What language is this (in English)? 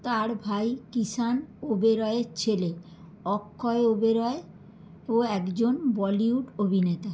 Bangla